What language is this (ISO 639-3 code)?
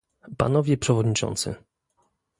pol